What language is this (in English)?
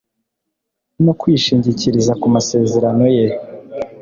Kinyarwanda